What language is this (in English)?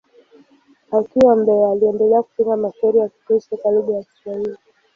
Swahili